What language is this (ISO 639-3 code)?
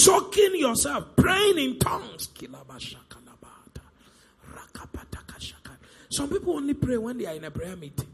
eng